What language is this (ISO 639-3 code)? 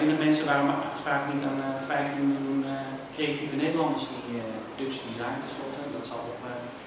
nld